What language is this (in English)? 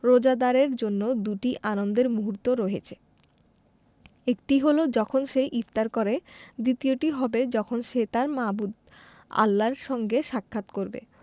Bangla